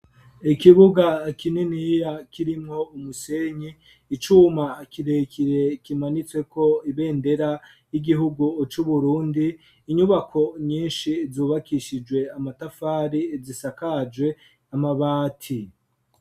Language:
Rundi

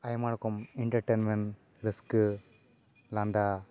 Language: Santali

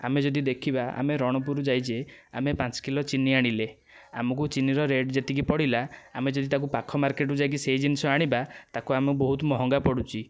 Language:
Odia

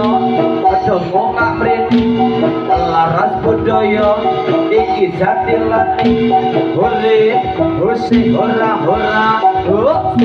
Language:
Indonesian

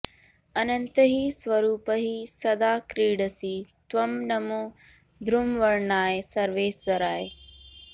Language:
Sanskrit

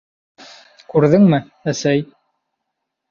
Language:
Bashkir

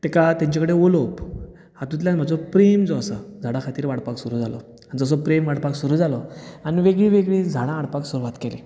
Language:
Konkani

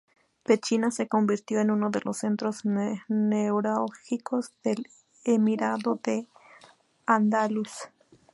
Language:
Spanish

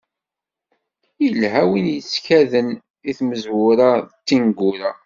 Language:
Kabyle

